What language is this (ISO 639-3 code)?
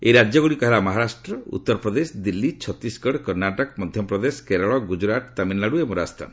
ori